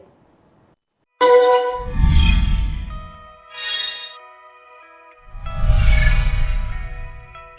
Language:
Vietnamese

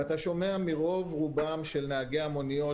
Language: Hebrew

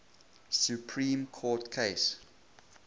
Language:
English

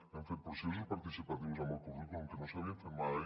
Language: Catalan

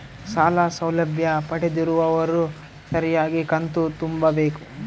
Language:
Kannada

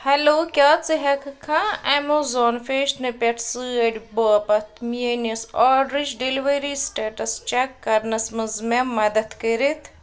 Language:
Kashmiri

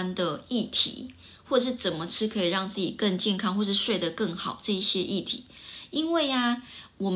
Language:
Chinese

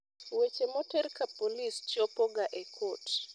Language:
Luo (Kenya and Tanzania)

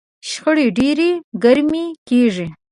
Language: Pashto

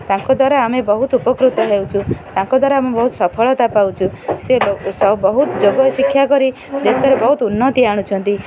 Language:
Odia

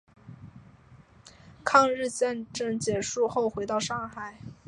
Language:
Chinese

